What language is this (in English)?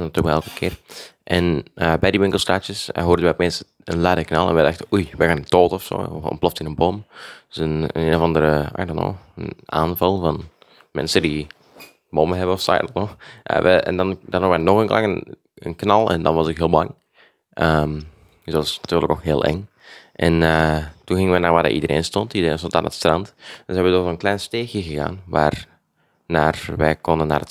Dutch